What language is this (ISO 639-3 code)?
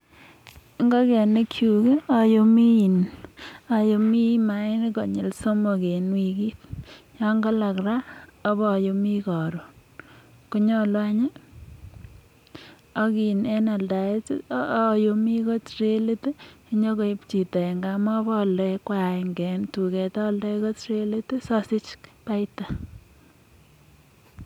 kln